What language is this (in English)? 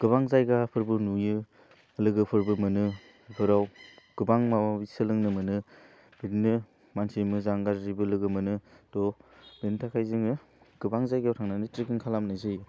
Bodo